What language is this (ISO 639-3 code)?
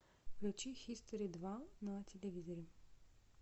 rus